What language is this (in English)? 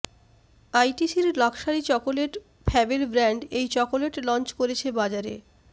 Bangla